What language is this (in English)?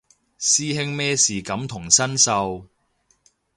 Cantonese